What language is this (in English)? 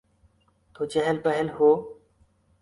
Urdu